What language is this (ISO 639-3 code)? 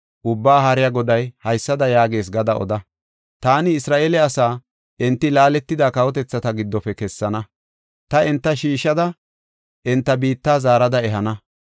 gof